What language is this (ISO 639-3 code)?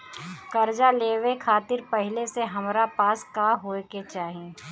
bho